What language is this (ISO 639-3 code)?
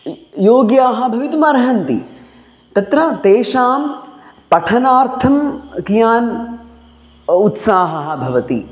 san